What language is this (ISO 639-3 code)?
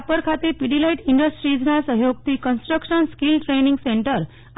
guj